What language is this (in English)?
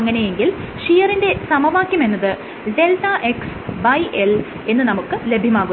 Malayalam